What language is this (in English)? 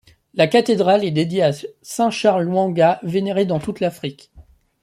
French